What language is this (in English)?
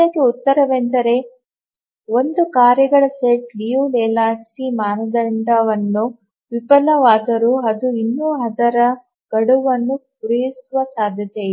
Kannada